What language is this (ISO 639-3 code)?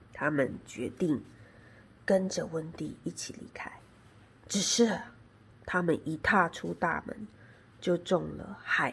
zho